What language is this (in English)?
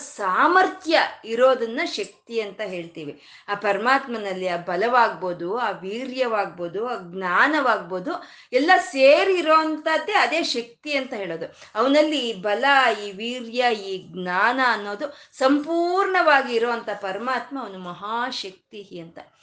Kannada